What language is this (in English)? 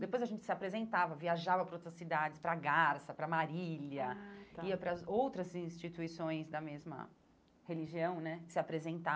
Portuguese